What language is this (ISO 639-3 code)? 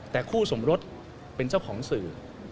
tha